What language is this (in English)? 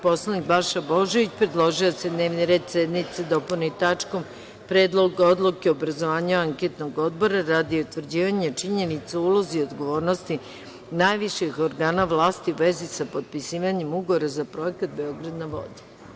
Serbian